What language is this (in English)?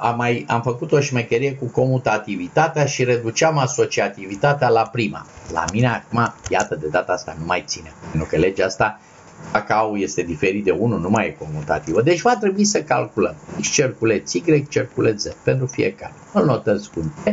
Romanian